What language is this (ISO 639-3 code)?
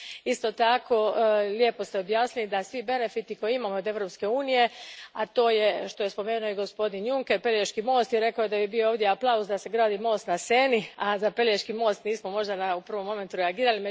hrv